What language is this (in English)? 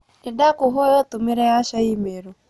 Kikuyu